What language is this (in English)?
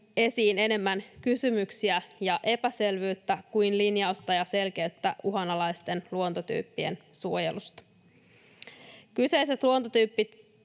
Finnish